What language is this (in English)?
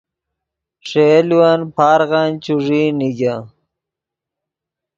Yidgha